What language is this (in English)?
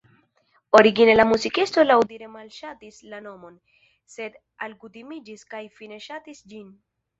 Esperanto